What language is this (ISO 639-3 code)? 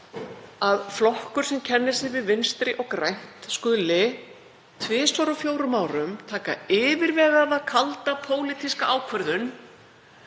isl